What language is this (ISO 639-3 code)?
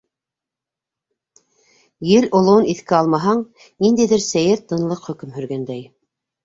bak